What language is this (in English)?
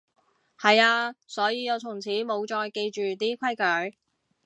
Cantonese